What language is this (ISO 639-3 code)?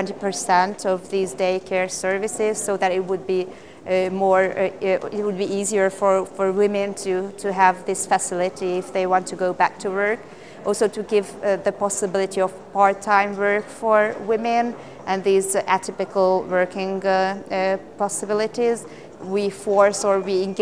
eng